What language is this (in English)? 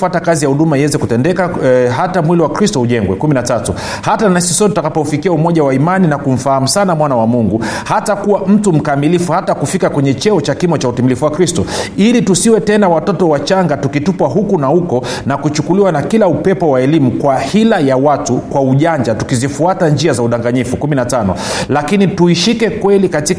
Swahili